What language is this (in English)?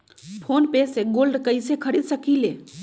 Magahi